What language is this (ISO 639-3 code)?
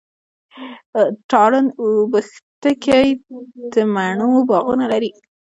pus